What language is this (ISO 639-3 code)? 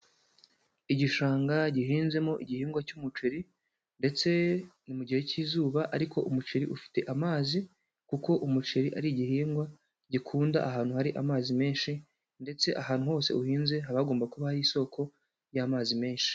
kin